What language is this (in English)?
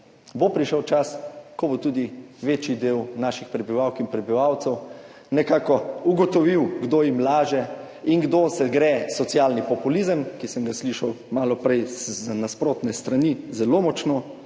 Slovenian